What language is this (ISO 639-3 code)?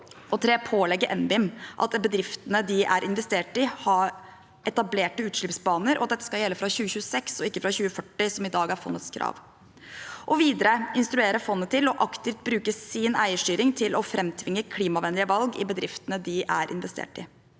nor